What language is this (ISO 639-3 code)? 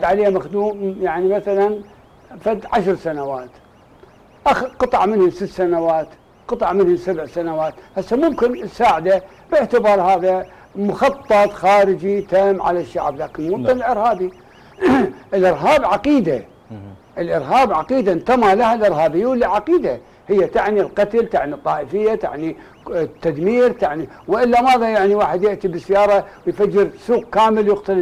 ara